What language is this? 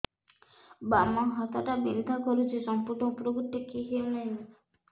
Odia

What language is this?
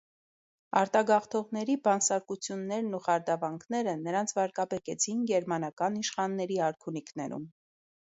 Armenian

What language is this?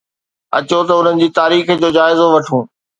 Sindhi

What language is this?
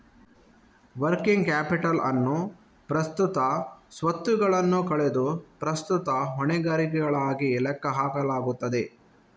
Kannada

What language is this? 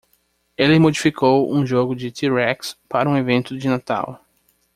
Portuguese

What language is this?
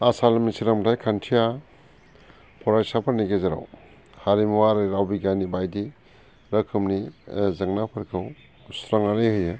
Bodo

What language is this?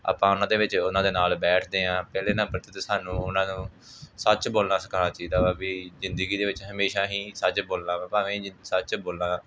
Punjabi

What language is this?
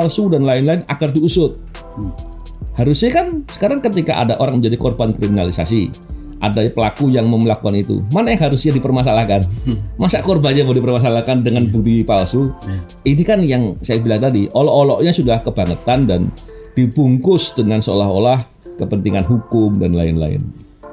Indonesian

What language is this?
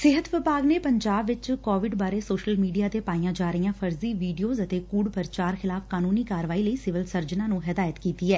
Punjabi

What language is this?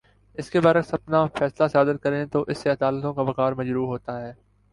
Urdu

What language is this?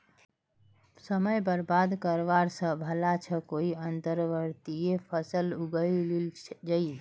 Magahi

